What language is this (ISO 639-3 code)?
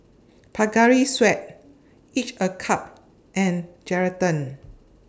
eng